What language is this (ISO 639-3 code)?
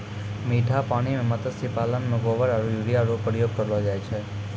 mai